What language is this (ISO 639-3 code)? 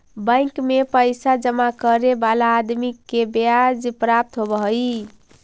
mag